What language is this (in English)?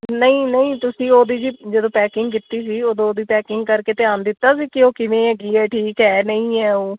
Punjabi